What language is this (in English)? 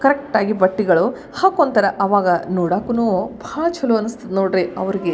Kannada